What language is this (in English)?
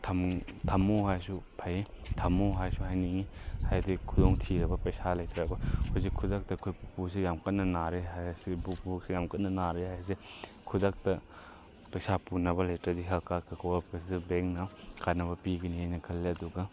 Manipuri